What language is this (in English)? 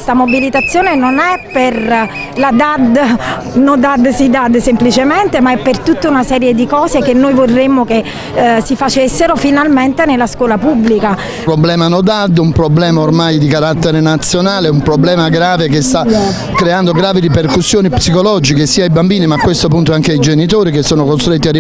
Italian